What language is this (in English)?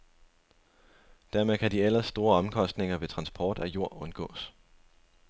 Danish